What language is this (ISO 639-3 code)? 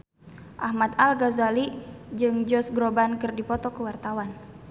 sun